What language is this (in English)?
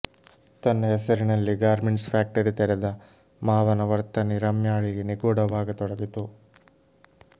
Kannada